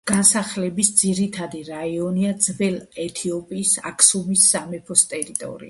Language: Georgian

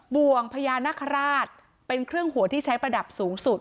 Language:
Thai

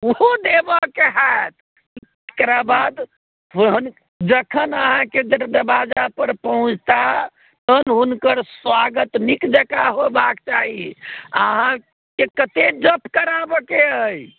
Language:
Maithili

